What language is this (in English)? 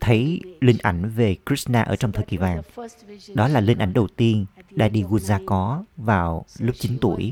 Vietnamese